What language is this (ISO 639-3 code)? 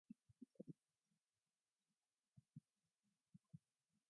eng